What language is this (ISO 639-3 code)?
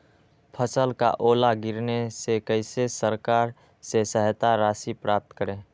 mag